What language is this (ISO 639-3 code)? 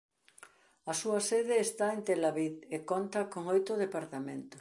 glg